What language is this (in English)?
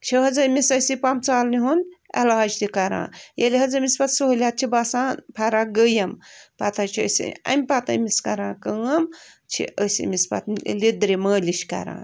Kashmiri